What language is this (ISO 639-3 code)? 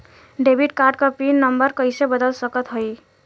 bho